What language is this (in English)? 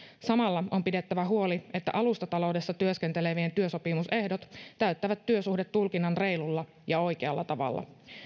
Finnish